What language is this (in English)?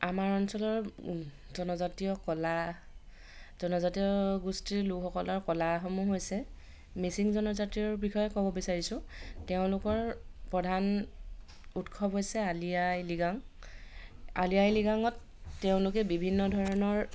Assamese